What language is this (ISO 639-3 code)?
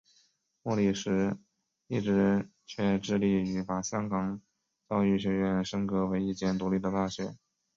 zho